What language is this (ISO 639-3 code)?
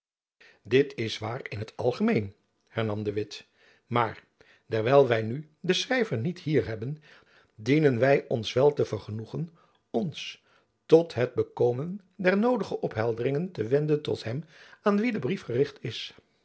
nld